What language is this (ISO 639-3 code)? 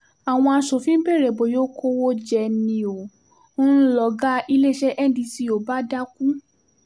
yor